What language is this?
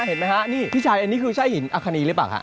Thai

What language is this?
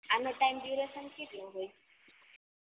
Gujarati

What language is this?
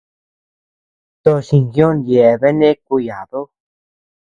Tepeuxila Cuicatec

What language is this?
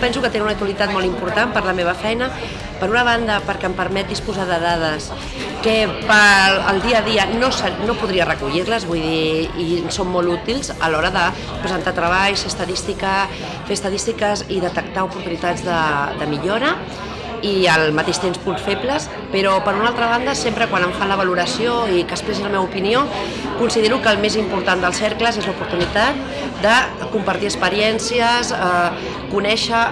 Catalan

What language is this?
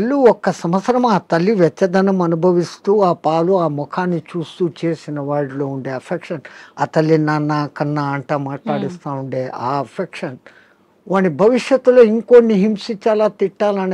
Telugu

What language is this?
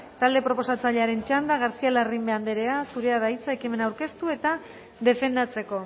Basque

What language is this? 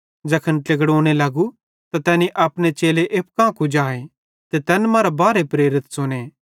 Bhadrawahi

